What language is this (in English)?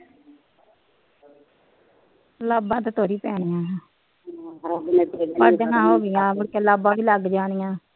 Punjabi